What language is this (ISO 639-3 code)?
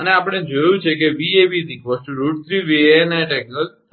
guj